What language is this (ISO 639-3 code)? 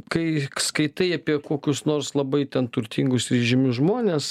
lit